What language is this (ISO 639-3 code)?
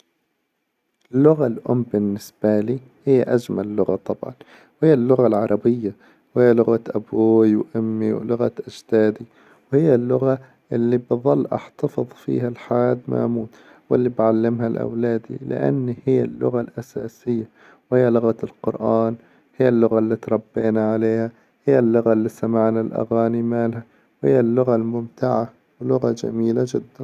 acw